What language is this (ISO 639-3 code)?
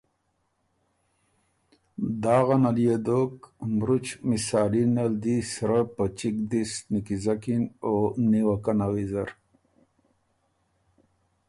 oru